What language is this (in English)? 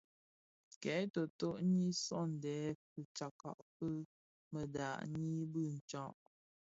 Bafia